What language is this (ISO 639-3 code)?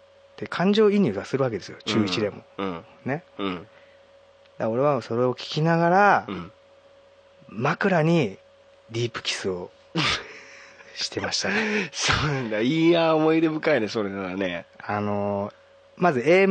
jpn